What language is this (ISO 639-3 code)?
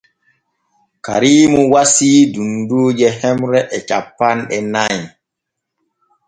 fue